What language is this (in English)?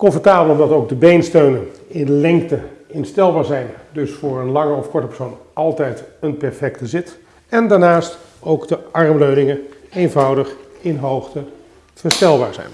Dutch